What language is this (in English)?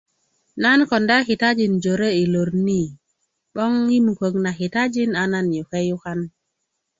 Kuku